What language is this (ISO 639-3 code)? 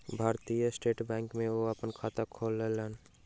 mai